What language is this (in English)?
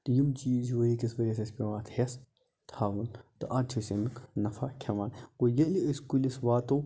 Kashmiri